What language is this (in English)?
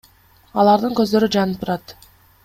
Kyrgyz